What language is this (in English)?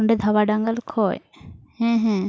Santali